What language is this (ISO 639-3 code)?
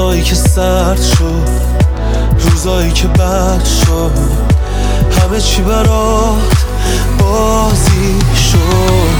fas